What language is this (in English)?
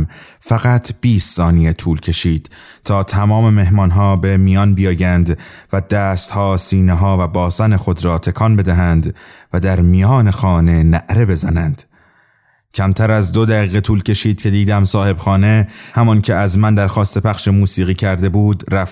Persian